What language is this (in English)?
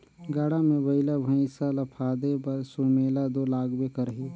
Chhattisgarhi